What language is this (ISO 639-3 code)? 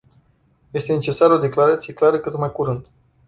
ron